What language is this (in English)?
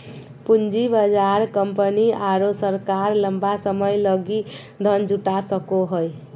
Magahi